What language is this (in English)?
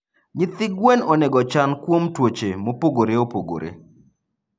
Luo (Kenya and Tanzania)